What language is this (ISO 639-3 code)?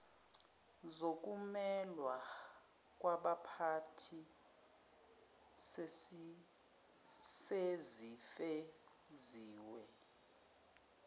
zul